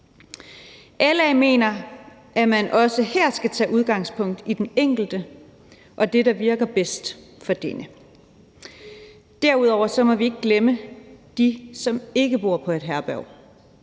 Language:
Danish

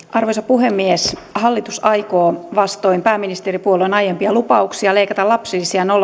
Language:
Finnish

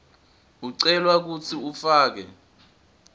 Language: Swati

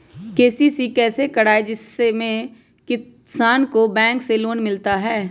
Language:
Magahi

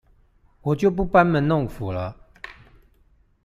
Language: Chinese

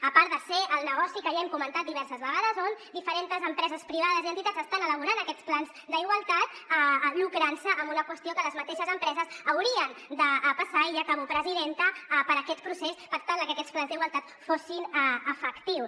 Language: Catalan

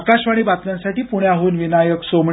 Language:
Marathi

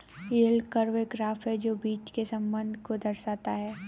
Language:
Hindi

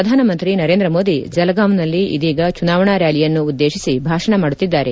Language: Kannada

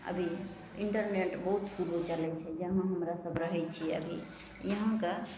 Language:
Maithili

